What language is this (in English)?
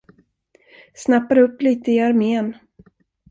Swedish